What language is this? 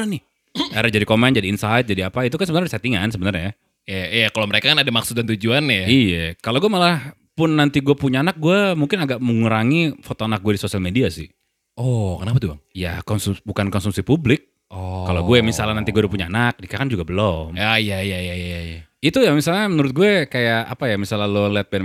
Indonesian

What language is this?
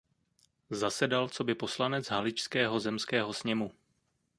Czech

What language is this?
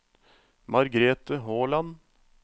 Norwegian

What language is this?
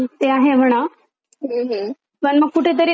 Marathi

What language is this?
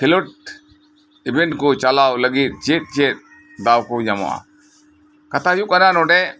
Santali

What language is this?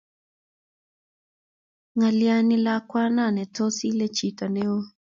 Kalenjin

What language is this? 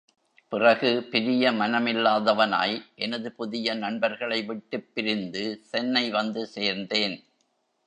Tamil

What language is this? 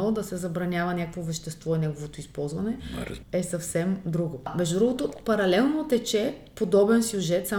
Bulgarian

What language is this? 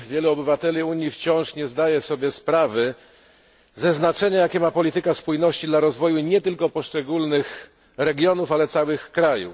Polish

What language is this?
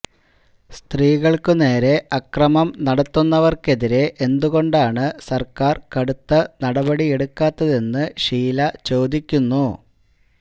Malayalam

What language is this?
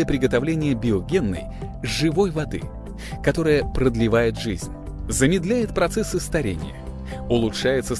Russian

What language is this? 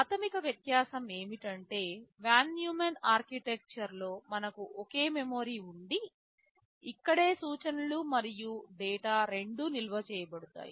Telugu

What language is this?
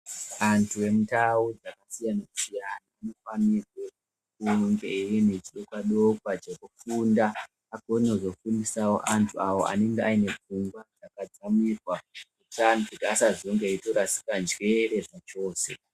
Ndau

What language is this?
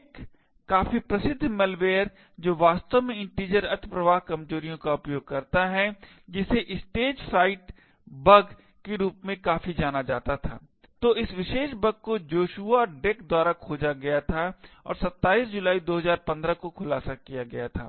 Hindi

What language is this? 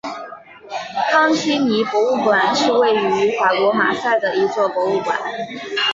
Chinese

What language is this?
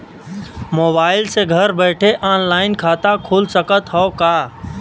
Bhojpuri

